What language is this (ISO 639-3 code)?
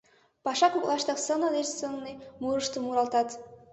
chm